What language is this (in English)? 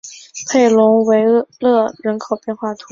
Chinese